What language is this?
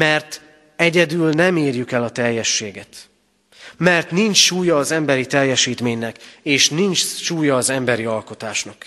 Hungarian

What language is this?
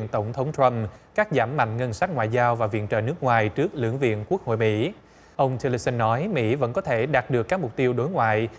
Vietnamese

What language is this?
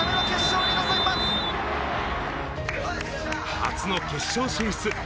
Japanese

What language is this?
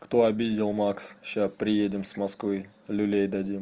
Russian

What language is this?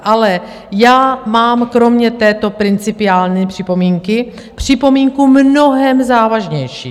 Czech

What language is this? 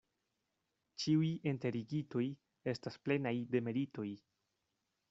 Esperanto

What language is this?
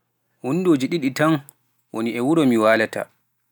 Pular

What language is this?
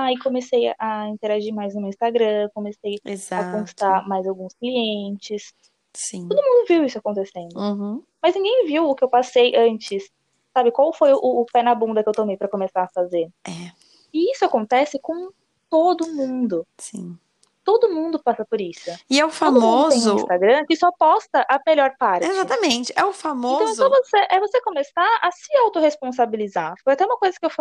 Portuguese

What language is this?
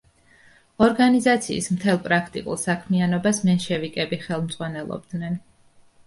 Georgian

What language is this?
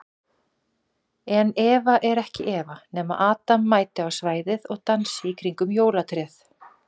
Icelandic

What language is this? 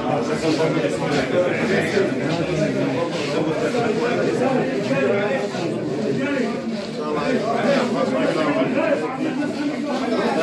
Arabic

